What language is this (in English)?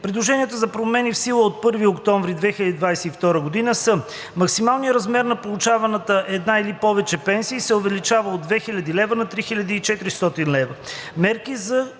Bulgarian